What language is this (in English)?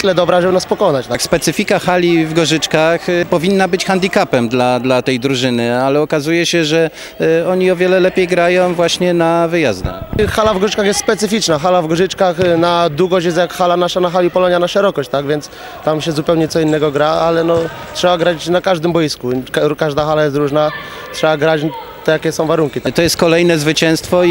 Polish